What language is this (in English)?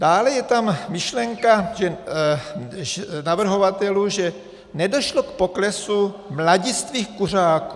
Czech